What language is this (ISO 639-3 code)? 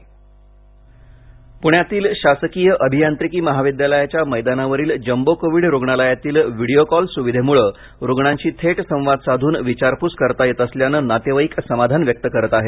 mar